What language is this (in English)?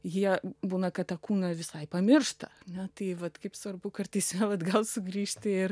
Lithuanian